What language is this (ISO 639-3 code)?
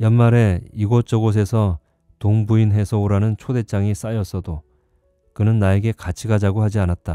kor